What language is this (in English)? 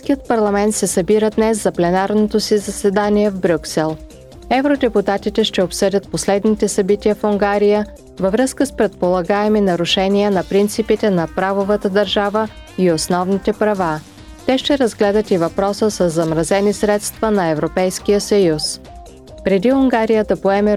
Bulgarian